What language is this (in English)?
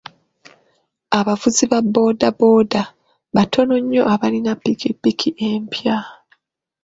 Ganda